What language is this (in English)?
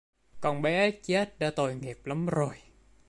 Vietnamese